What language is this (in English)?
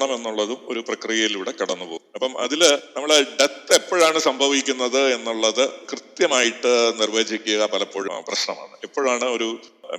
Malayalam